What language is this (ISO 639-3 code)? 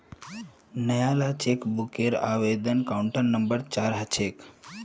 mag